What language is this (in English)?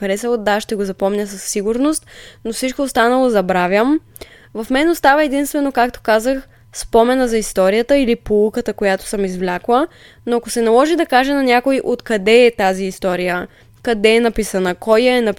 Bulgarian